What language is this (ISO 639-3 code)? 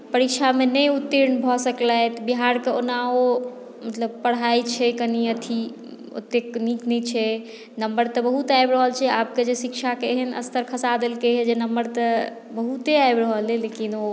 mai